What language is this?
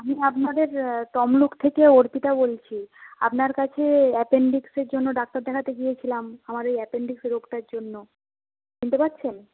Bangla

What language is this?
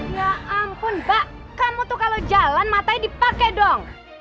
Indonesian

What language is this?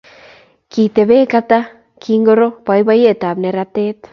Kalenjin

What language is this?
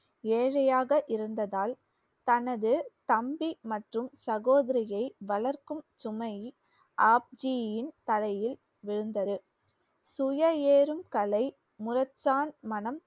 Tamil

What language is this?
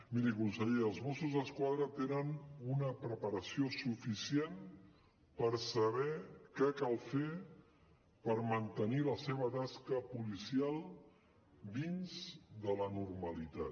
Catalan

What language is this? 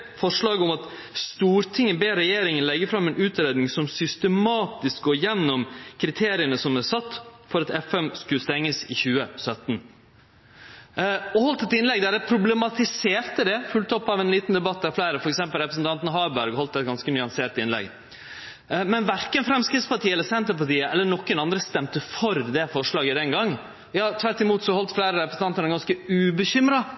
Norwegian Nynorsk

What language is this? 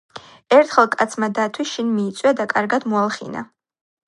Georgian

